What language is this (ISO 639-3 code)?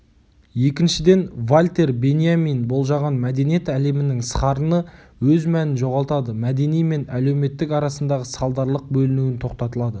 kaz